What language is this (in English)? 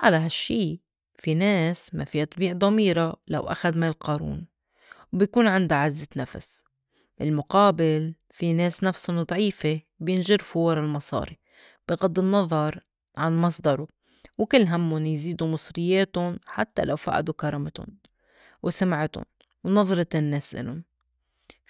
North Levantine Arabic